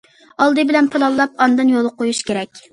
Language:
Uyghur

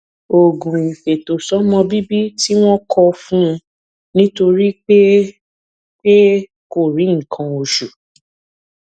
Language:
Yoruba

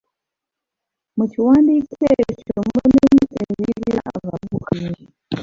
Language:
Ganda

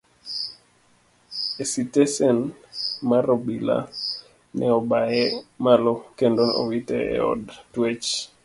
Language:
Luo (Kenya and Tanzania)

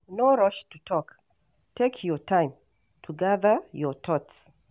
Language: Nigerian Pidgin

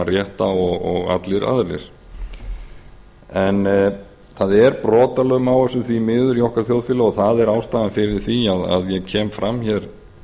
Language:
Icelandic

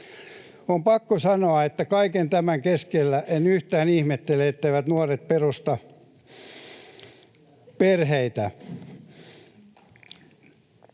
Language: Finnish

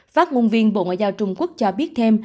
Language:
Vietnamese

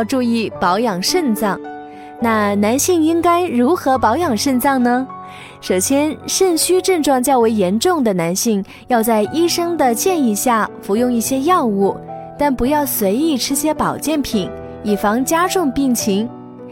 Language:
Chinese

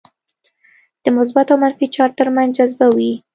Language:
Pashto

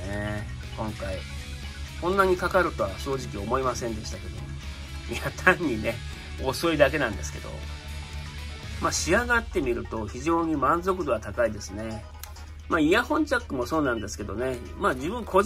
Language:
Japanese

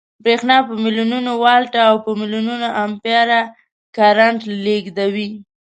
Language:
Pashto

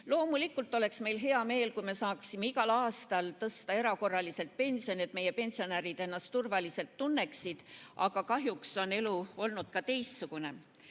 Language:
Estonian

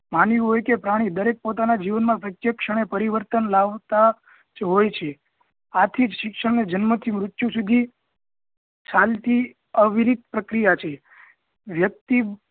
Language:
Gujarati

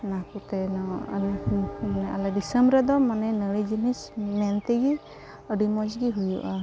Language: Santali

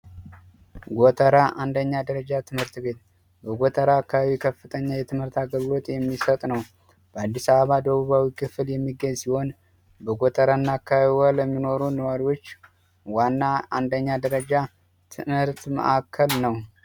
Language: Amharic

